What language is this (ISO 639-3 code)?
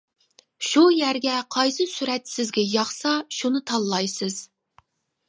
uig